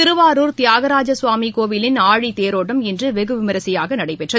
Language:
Tamil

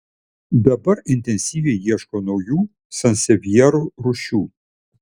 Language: Lithuanian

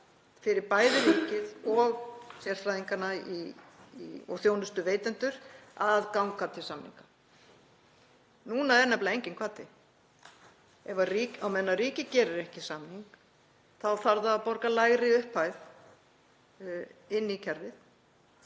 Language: Icelandic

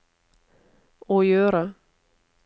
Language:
Norwegian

